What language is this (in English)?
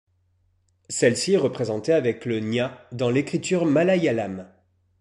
French